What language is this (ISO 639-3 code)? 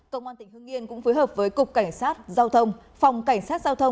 vie